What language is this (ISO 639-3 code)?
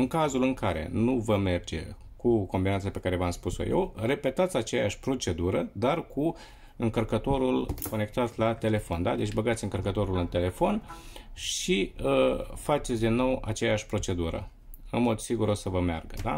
ron